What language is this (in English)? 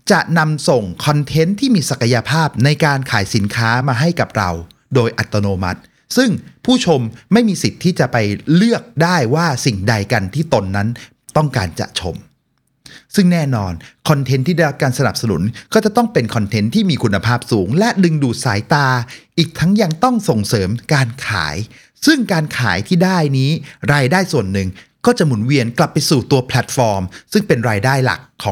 Thai